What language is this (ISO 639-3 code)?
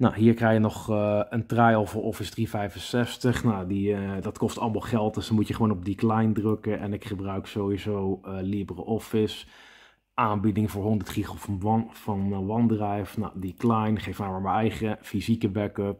nld